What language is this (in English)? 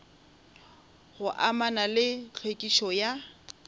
Northern Sotho